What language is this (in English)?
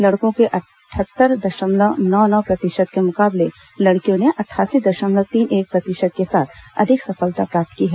Hindi